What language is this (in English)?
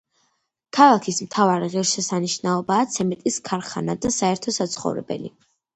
Georgian